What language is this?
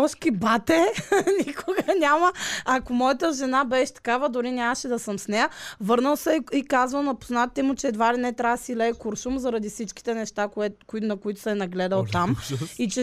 Bulgarian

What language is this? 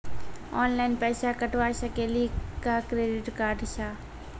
Maithili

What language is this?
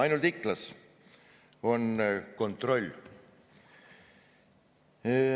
Estonian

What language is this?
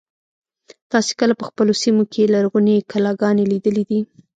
Pashto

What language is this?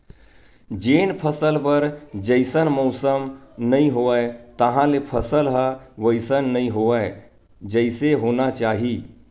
Chhattisgarhi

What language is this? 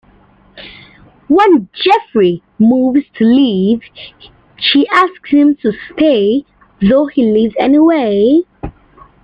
English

